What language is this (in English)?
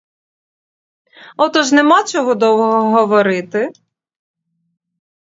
Ukrainian